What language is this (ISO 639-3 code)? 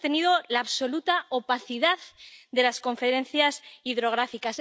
spa